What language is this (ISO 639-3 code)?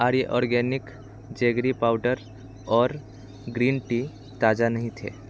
hin